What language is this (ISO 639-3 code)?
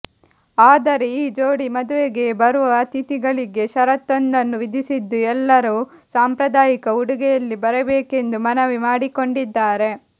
kan